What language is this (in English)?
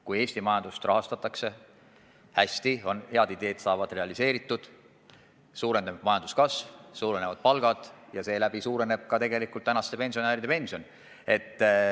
Estonian